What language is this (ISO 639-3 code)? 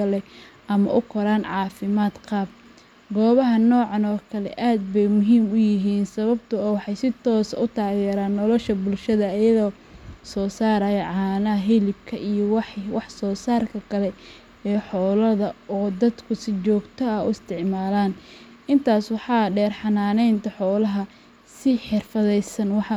som